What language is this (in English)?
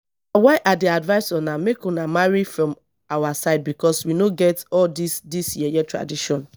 Nigerian Pidgin